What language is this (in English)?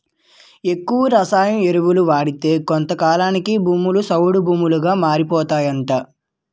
Telugu